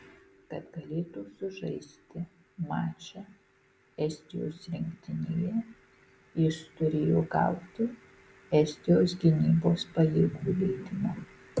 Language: Lithuanian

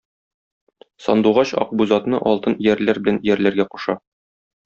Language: Tatar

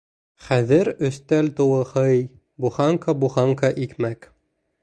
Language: Bashkir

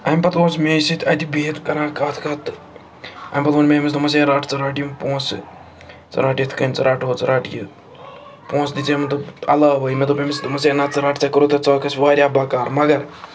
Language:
Kashmiri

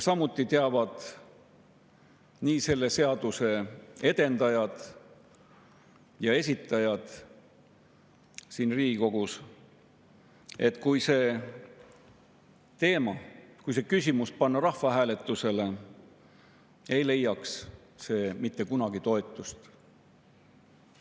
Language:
Estonian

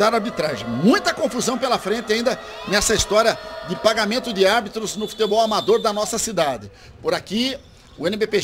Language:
Portuguese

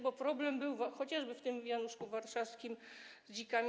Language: Polish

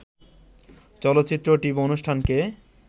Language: Bangla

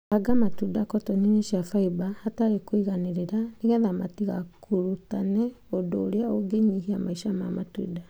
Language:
Kikuyu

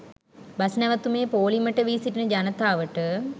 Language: Sinhala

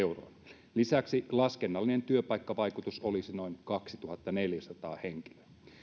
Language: Finnish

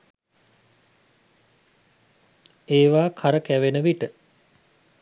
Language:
Sinhala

